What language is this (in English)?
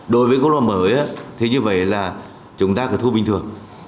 Vietnamese